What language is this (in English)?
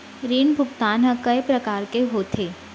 Chhattisgarhi